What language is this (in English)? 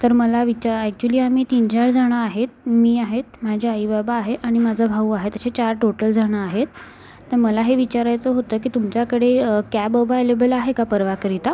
Marathi